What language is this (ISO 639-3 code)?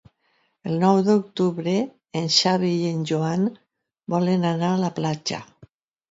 cat